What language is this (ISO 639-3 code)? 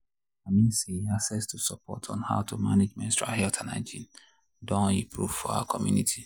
pcm